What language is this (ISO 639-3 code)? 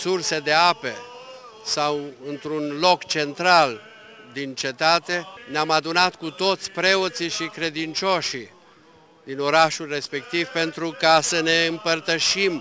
ron